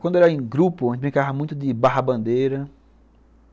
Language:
Portuguese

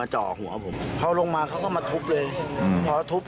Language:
Thai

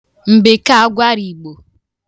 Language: Igbo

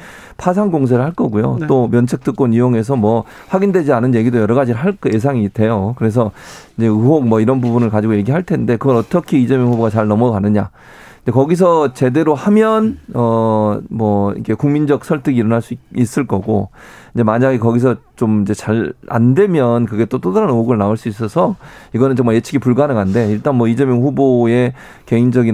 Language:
Korean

